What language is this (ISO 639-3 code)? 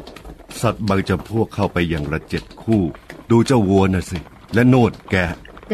tha